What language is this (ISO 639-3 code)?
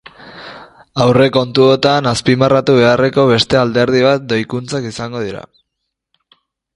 eus